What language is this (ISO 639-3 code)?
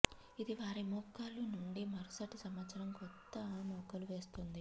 tel